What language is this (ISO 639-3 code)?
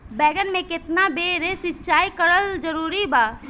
bho